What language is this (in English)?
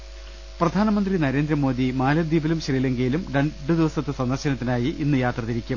Malayalam